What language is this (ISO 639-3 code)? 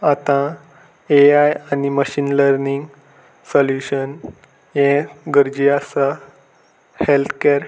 kok